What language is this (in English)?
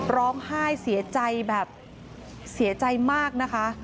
Thai